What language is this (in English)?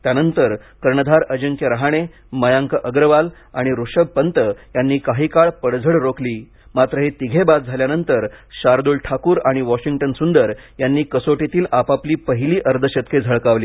Marathi